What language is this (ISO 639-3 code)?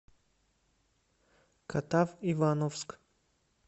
rus